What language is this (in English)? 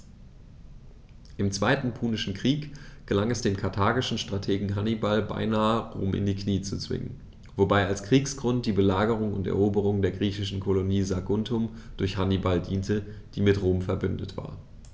German